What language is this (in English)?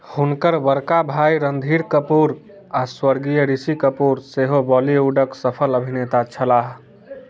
Maithili